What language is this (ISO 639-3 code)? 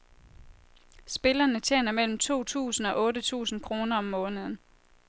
dan